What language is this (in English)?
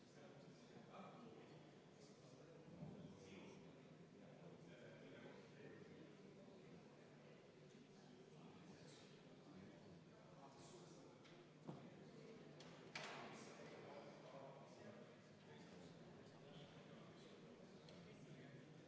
Estonian